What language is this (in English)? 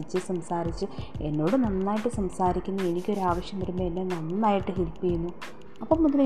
Malayalam